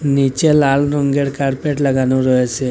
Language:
Bangla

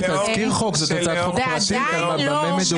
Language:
Hebrew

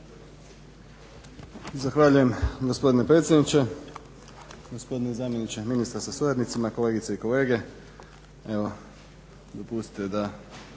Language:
Croatian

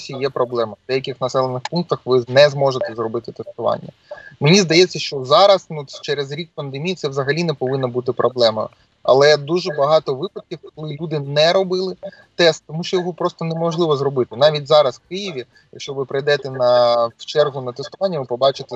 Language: Ukrainian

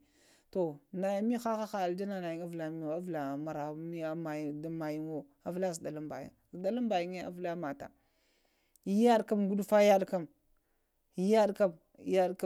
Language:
Lamang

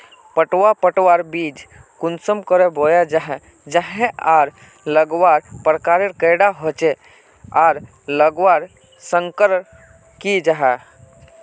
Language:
Magahi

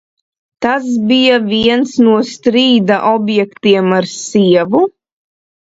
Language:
Latvian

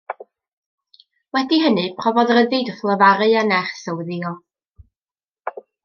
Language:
Welsh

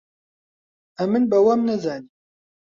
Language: Central Kurdish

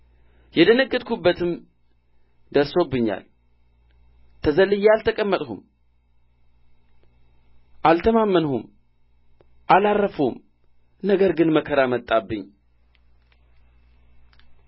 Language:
Amharic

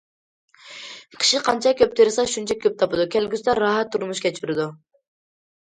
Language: Uyghur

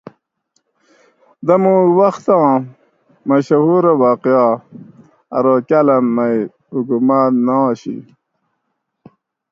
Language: Gawri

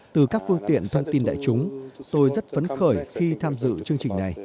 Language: Vietnamese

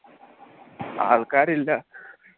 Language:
Malayalam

